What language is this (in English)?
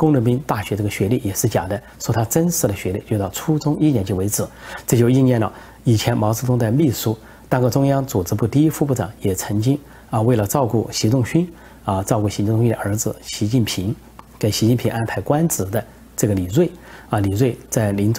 Chinese